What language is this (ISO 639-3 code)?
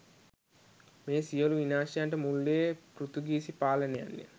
sin